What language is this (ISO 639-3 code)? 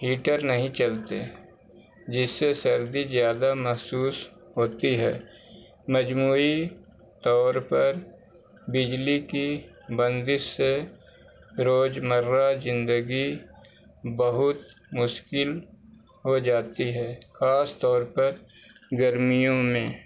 urd